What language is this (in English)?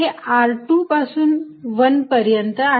Marathi